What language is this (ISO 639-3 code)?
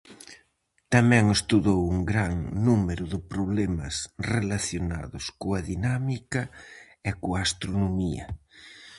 glg